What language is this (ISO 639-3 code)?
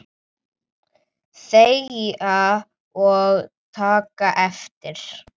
isl